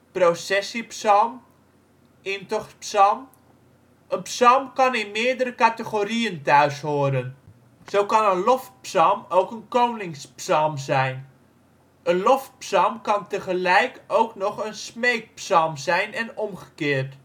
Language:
Dutch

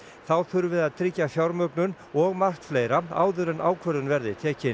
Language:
Icelandic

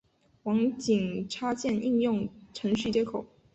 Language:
Chinese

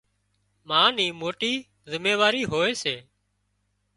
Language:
Wadiyara Koli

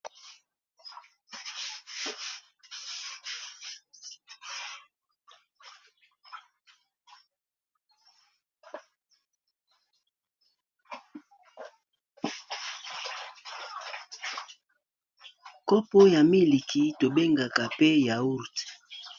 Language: Lingala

